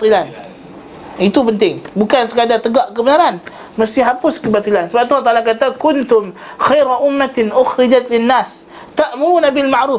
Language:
Malay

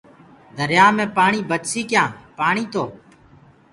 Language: Gurgula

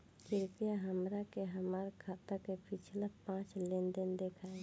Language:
Bhojpuri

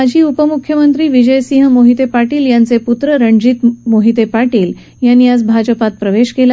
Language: Marathi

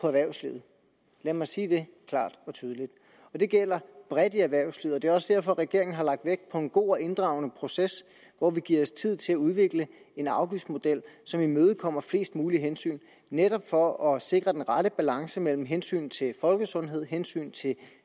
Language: Danish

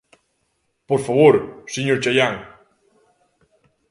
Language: Galician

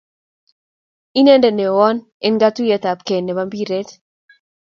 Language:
Kalenjin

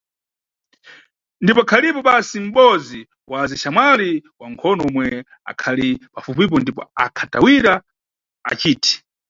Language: Nyungwe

